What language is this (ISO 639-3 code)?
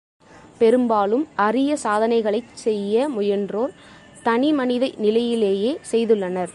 tam